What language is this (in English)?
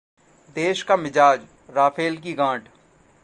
Hindi